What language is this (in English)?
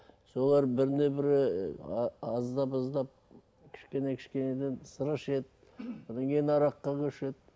Kazakh